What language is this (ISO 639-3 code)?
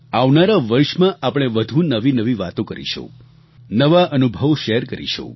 guj